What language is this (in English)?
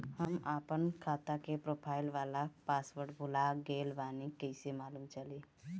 Bhojpuri